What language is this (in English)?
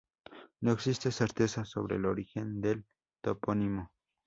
Spanish